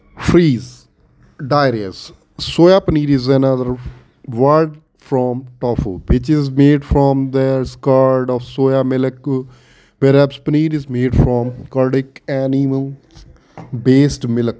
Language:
Punjabi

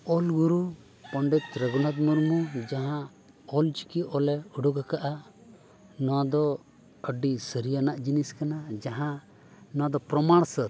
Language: Santali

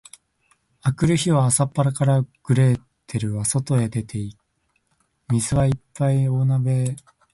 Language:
Japanese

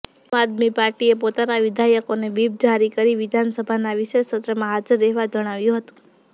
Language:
Gujarati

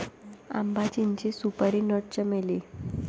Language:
Marathi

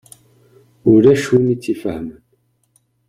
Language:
Kabyle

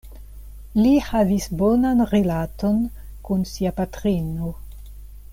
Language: Esperanto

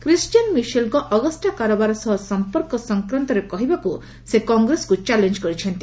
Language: Odia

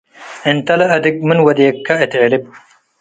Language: Tigre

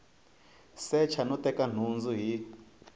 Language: Tsonga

